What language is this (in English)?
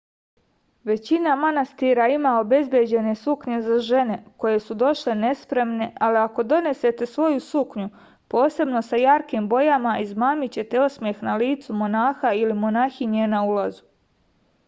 Serbian